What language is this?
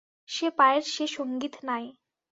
Bangla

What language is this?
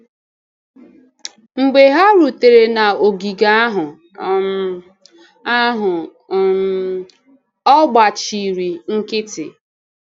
Igbo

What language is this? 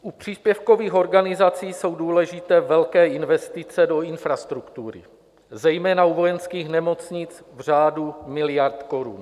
Czech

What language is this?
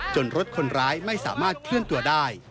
Thai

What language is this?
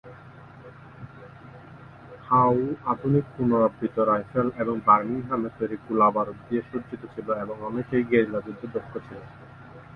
Bangla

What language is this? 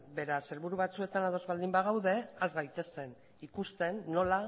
Basque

